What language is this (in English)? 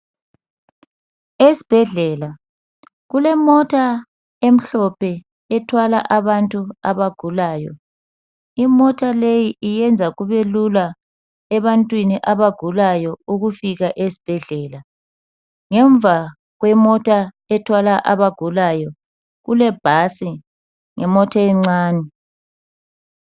North Ndebele